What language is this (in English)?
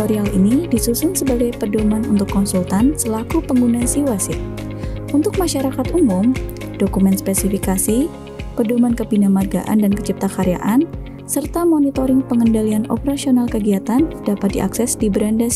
Indonesian